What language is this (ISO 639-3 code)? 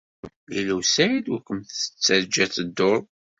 kab